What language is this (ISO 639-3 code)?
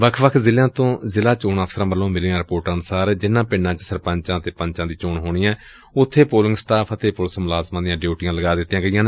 pan